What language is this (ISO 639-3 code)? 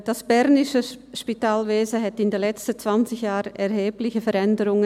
gsw